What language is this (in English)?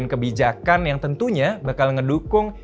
Indonesian